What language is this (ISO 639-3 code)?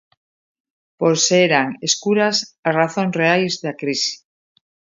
glg